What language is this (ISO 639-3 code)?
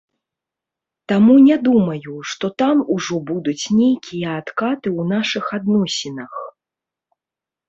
bel